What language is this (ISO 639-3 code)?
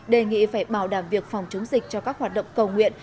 vie